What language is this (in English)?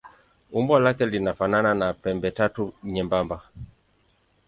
Swahili